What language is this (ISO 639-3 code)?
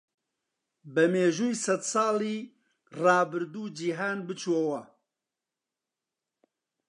ckb